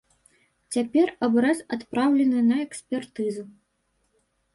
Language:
Belarusian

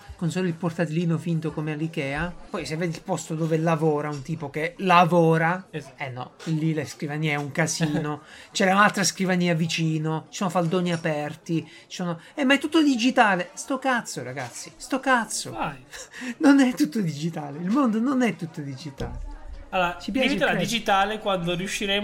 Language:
Italian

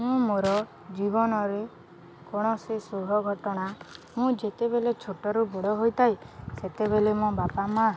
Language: Odia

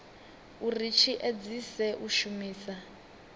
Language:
Venda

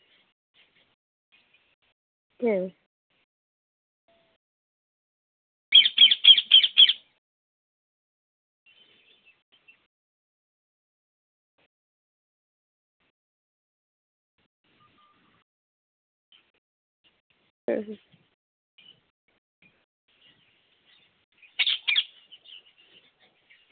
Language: Santali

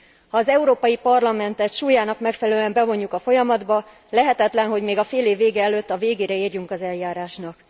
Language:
Hungarian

